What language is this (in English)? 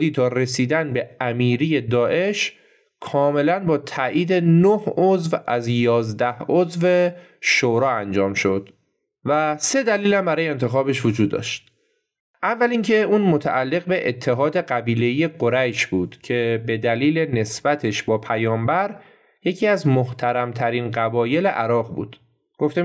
Persian